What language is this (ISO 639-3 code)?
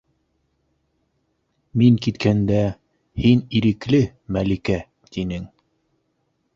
bak